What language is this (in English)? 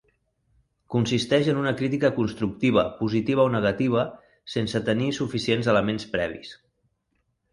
Catalan